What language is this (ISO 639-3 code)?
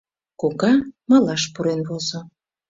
chm